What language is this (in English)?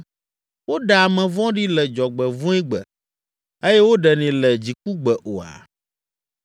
Ewe